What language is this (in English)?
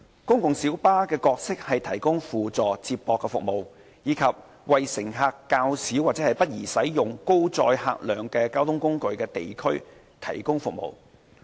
Cantonese